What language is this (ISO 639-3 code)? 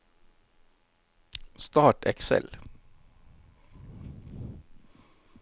nor